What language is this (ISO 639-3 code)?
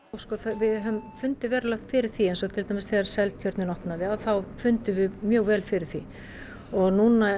isl